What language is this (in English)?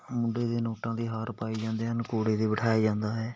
Punjabi